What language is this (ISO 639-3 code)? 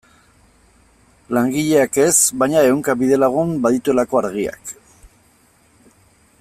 eus